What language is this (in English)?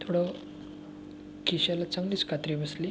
Marathi